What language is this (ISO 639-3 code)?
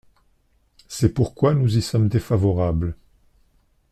fra